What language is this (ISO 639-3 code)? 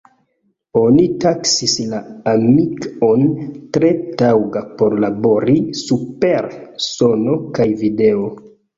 epo